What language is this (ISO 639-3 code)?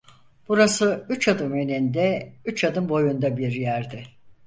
tur